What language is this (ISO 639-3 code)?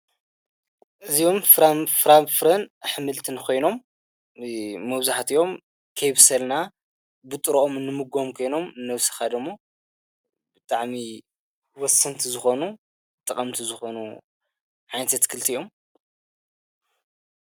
tir